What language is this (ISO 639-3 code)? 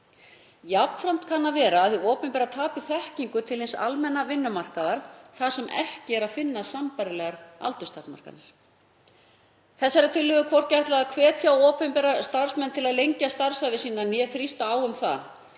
isl